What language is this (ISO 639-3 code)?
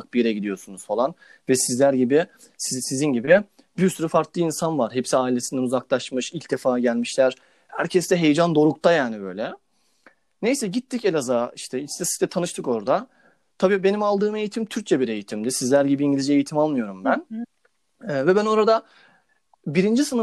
tur